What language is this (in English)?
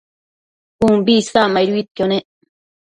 Matsés